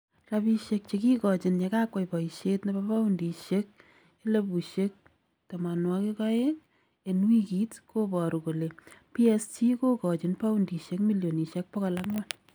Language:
Kalenjin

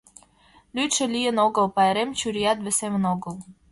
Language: Mari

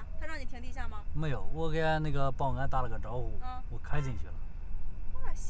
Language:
Chinese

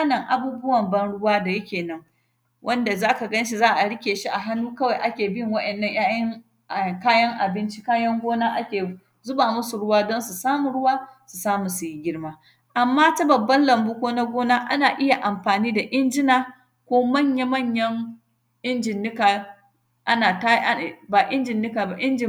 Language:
Hausa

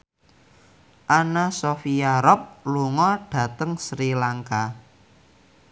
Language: Javanese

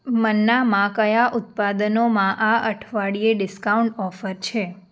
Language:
Gujarati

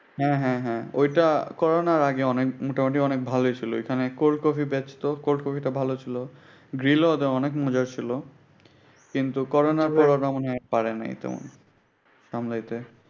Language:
Bangla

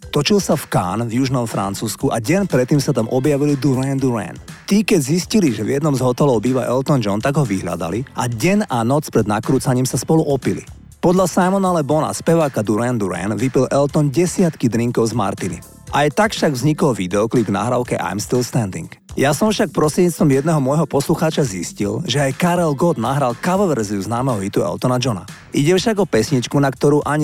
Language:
Slovak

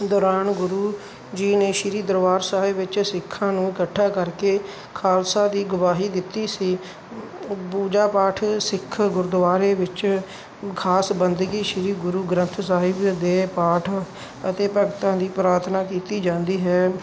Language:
Punjabi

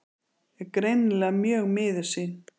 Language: Icelandic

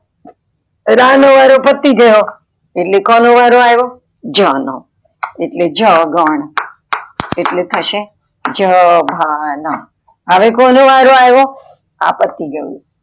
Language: Gujarati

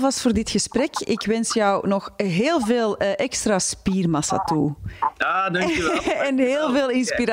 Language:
Dutch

